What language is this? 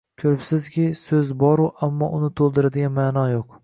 Uzbek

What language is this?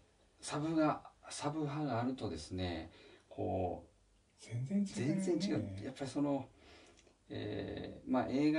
Japanese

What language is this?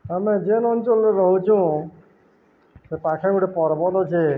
Odia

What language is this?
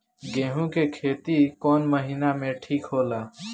Bhojpuri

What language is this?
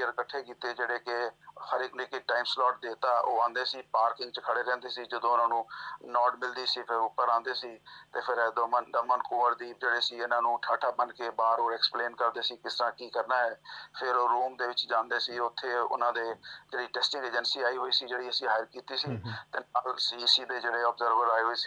Punjabi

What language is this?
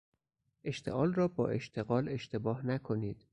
Persian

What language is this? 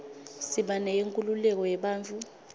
Swati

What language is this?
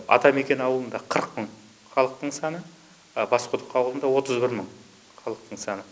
Kazakh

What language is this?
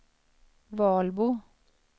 Swedish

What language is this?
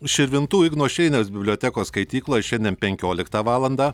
Lithuanian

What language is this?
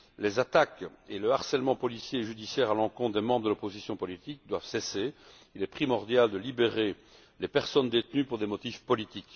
French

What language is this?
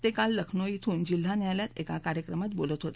Marathi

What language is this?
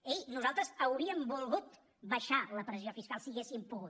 Catalan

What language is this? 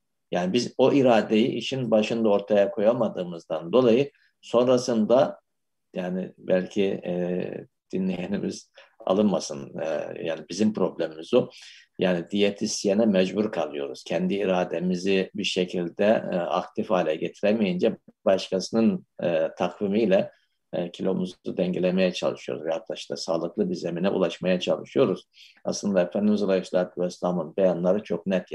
Turkish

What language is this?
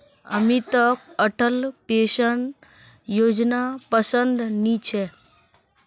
Magahi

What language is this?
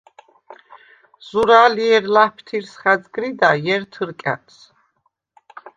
Svan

